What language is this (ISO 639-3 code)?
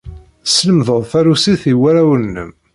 kab